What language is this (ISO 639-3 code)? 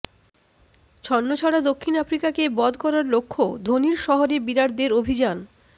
ben